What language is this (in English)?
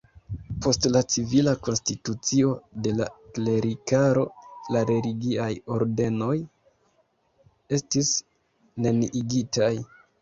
Esperanto